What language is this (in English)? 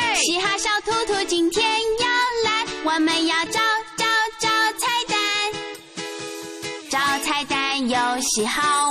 Chinese